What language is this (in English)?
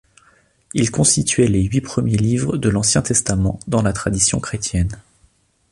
French